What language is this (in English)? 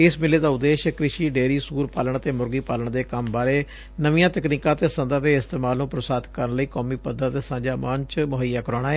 Punjabi